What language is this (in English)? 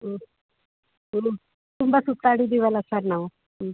Kannada